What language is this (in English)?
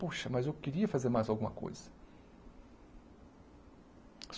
Portuguese